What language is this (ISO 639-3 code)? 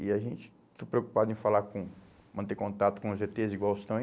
por